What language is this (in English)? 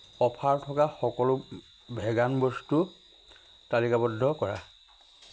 Assamese